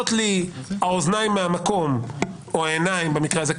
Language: Hebrew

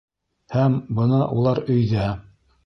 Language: Bashkir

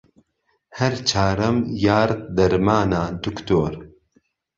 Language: Central Kurdish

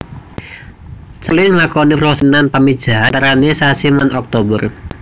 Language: Javanese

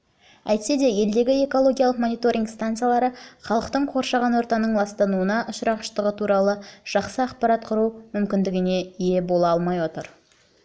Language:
Kazakh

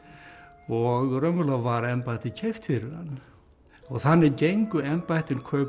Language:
Icelandic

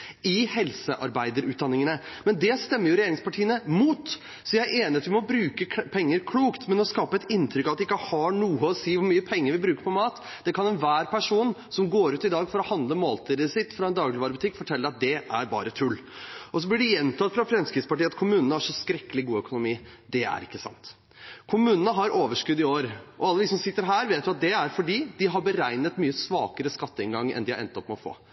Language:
Norwegian Bokmål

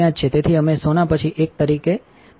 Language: Gujarati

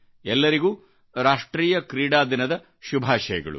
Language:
Kannada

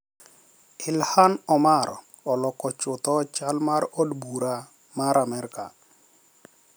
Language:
Luo (Kenya and Tanzania)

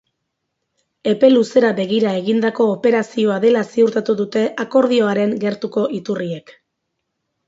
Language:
Basque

